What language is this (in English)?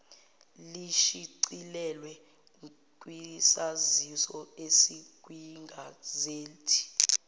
Zulu